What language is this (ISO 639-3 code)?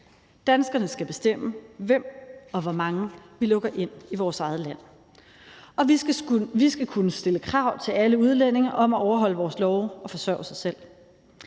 dan